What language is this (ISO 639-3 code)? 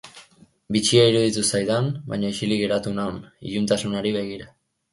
eus